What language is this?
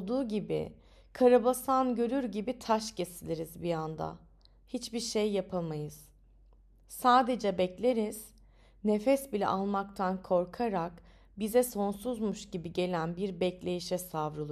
Turkish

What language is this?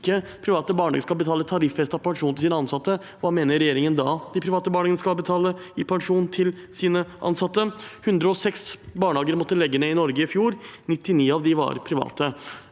Norwegian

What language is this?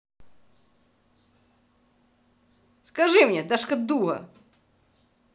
Russian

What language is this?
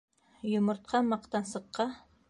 Bashkir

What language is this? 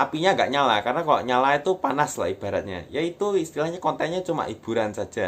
Indonesian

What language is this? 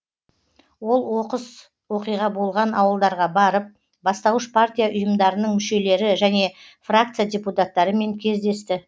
Kazakh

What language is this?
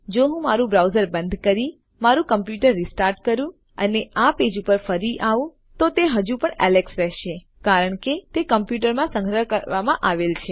Gujarati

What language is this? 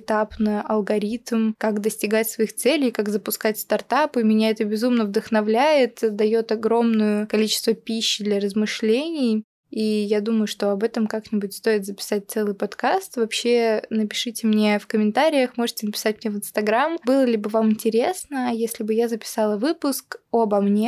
Russian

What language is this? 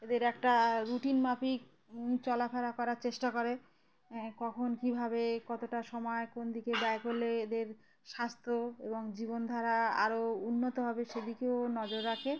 Bangla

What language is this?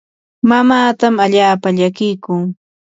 Yanahuanca Pasco Quechua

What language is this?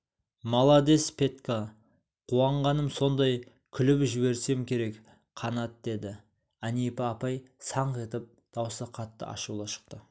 Kazakh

